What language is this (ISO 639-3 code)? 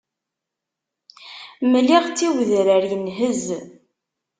kab